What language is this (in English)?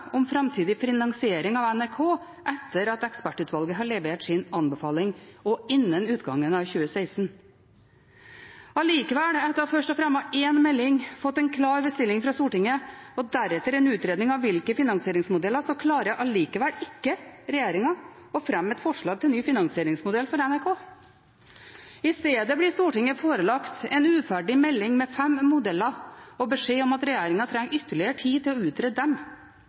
Norwegian Bokmål